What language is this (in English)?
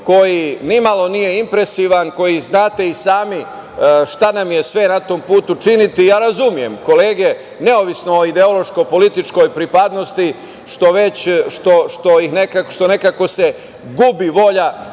Serbian